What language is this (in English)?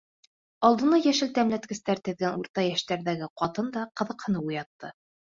Bashkir